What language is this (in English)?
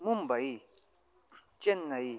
Sanskrit